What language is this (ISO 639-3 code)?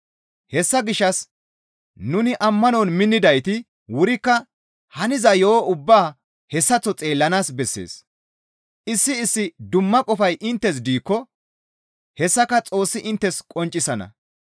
gmv